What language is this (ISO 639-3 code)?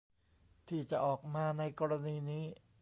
tha